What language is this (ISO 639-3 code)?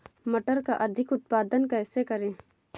hin